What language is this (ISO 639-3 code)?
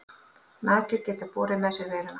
isl